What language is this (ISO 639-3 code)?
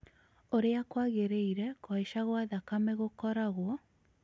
kik